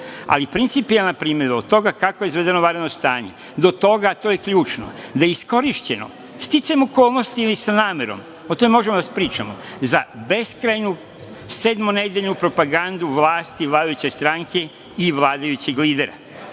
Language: Serbian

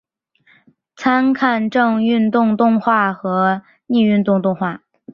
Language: Chinese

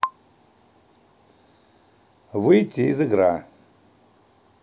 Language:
Russian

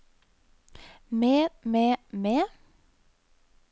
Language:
Norwegian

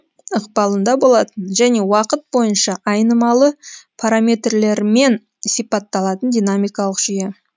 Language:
Kazakh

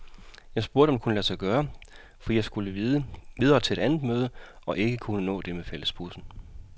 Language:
Danish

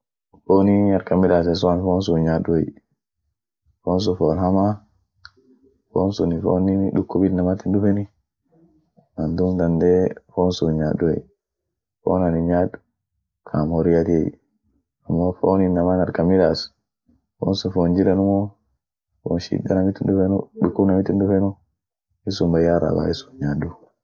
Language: Orma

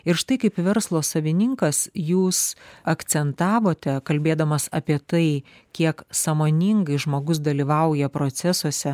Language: Lithuanian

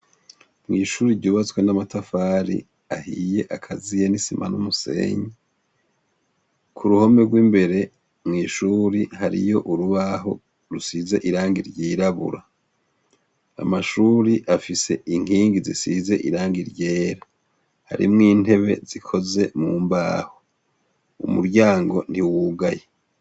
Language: Rundi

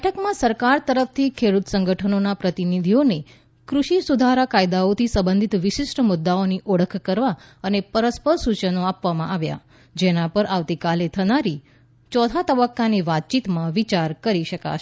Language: Gujarati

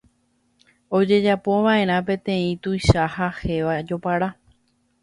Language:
Guarani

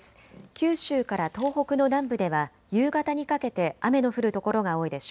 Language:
Japanese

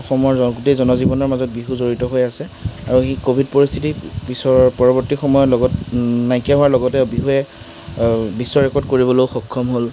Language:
Assamese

